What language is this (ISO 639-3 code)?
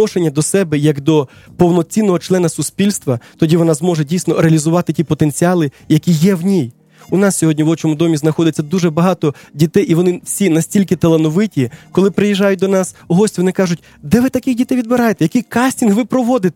ukr